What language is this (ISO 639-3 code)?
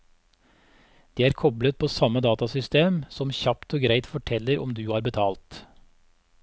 nor